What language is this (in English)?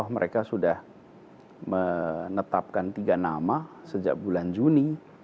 Indonesian